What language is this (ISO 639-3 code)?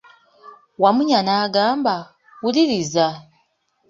lug